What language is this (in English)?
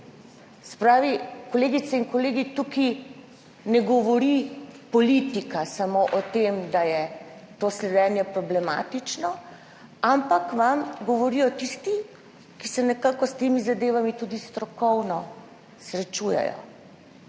Slovenian